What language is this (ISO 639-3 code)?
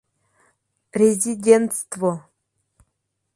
chm